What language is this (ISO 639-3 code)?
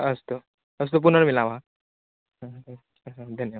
san